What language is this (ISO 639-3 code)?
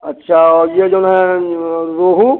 hin